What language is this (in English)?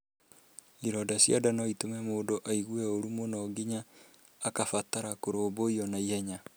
Kikuyu